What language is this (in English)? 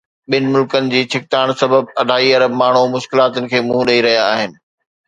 Sindhi